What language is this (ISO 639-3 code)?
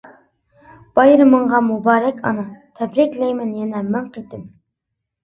uig